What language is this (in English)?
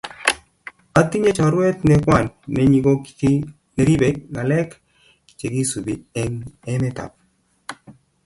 Kalenjin